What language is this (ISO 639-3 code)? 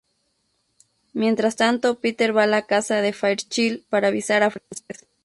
spa